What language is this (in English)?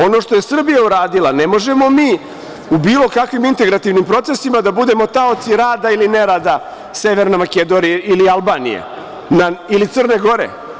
Serbian